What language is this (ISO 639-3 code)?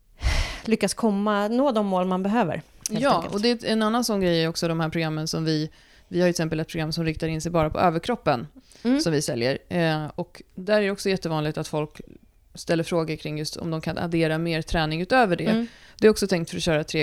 swe